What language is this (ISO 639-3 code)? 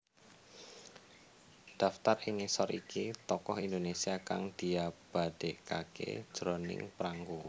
jav